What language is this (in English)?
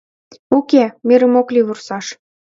Mari